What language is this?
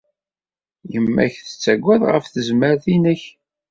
Kabyle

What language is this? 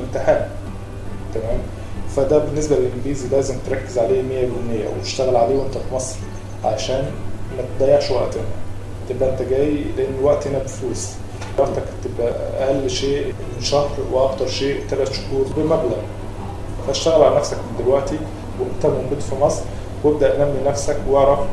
Arabic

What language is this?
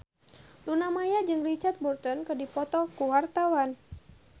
Sundanese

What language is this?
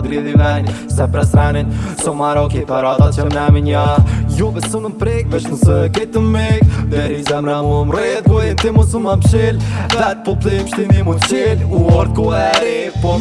Albanian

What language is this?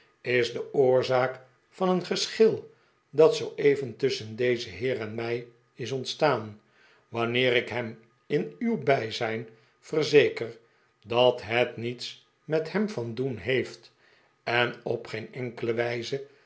Dutch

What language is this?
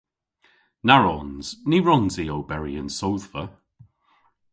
Cornish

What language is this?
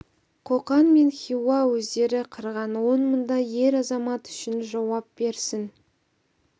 Kazakh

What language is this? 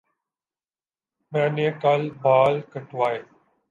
Urdu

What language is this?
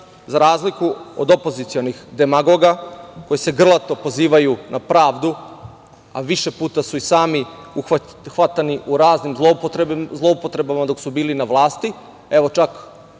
Serbian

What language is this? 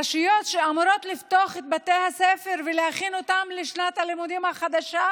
Hebrew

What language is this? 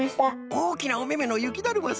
Japanese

